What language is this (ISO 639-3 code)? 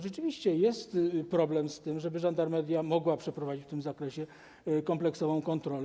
pol